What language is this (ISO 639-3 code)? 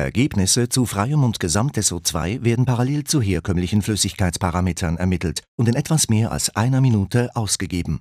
deu